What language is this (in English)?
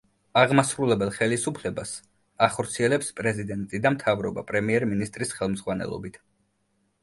Georgian